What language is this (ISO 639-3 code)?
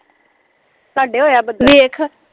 pan